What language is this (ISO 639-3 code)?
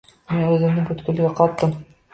uzb